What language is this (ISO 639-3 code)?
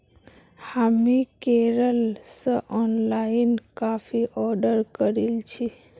mag